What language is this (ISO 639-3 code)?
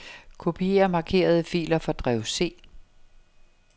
dan